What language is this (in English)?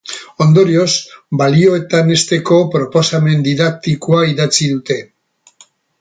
Basque